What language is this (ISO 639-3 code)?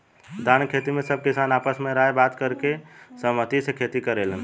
bho